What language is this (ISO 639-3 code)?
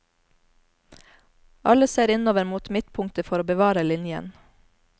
nor